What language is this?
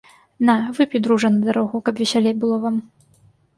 Belarusian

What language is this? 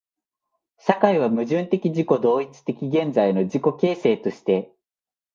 Japanese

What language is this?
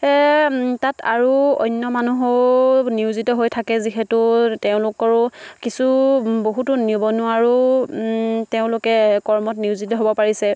Assamese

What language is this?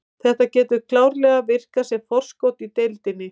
Icelandic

